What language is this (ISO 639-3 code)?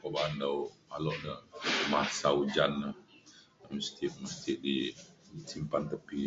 xkl